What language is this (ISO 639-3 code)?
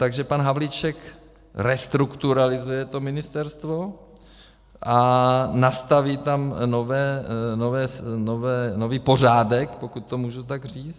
ces